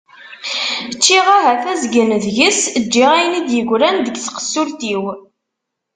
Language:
Kabyle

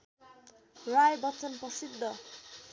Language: Nepali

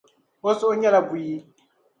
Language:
Dagbani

